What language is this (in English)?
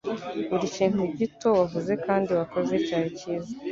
Kinyarwanda